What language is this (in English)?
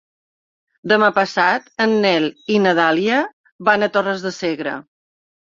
Catalan